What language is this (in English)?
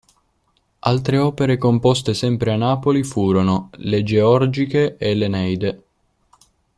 Italian